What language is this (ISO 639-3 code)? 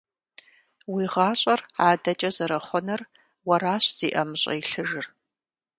kbd